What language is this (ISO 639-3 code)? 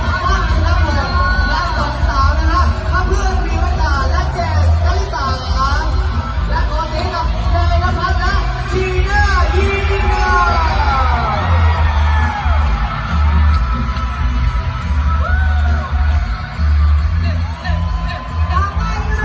tha